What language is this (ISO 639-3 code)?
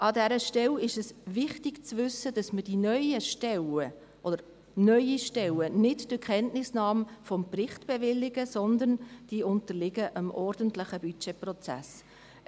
gsw